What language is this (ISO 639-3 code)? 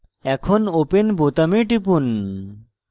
ben